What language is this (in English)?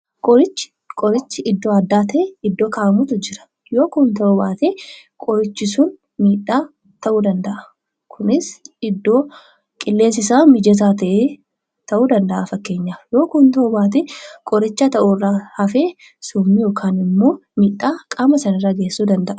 Oromo